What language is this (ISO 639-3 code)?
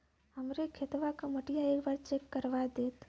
bho